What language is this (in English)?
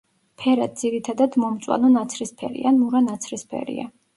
Georgian